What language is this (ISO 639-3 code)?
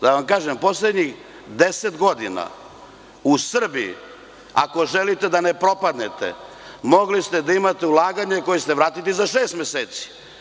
srp